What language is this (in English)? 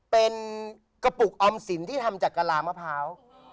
Thai